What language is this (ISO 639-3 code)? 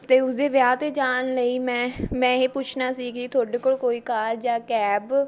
pan